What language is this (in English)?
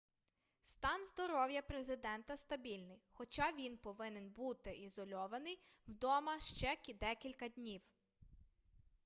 Ukrainian